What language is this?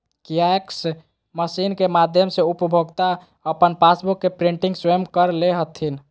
Magahi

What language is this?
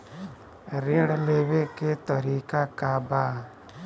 Bhojpuri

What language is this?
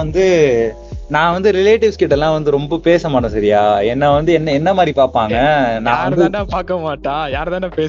Tamil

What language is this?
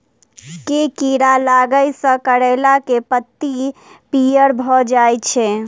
Maithili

